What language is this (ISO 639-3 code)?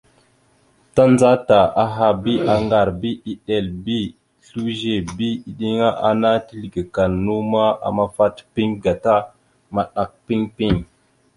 mxu